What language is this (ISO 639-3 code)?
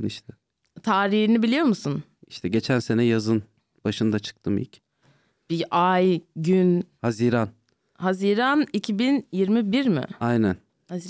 tur